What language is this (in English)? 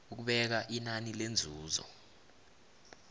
South Ndebele